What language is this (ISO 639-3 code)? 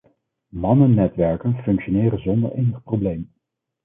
nld